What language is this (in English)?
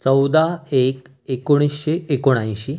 Marathi